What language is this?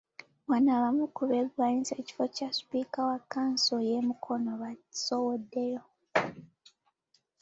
Ganda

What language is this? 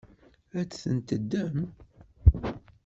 Kabyle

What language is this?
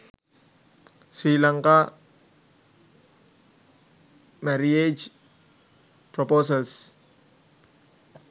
Sinhala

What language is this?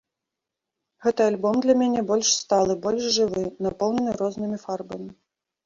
Belarusian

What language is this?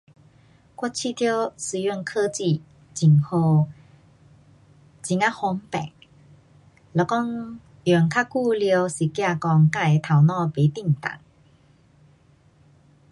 Pu-Xian Chinese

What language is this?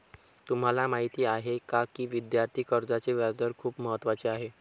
Marathi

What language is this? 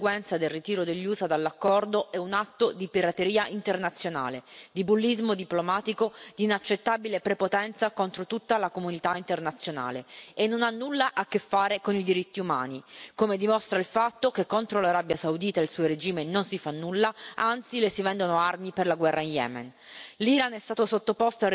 Italian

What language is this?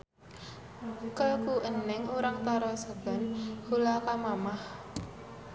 Sundanese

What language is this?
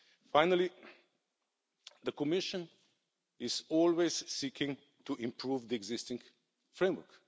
English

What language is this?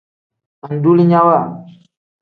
Tem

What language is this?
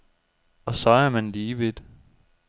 Danish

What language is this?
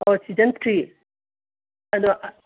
Manipuri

